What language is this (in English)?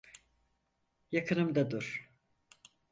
Turkish